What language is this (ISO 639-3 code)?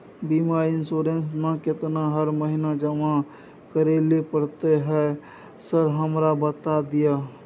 mai